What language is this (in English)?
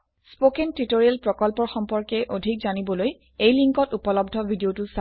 Assamese